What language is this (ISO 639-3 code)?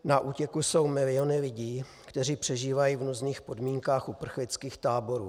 ces